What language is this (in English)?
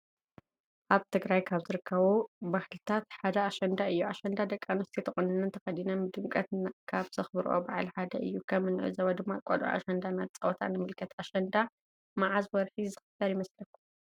Tigrinya